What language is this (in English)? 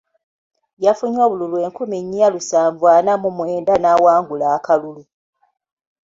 Ganda